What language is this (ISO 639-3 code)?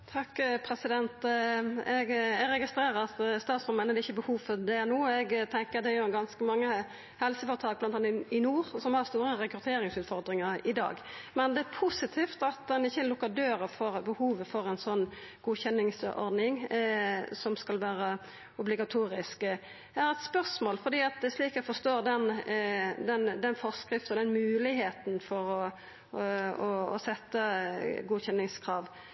nno